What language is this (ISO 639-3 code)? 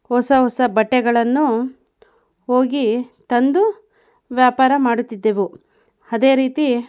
kan